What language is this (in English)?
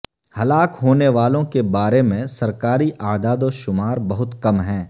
Urdu